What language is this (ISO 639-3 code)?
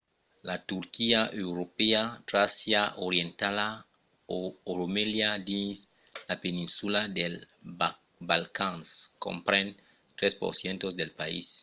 oci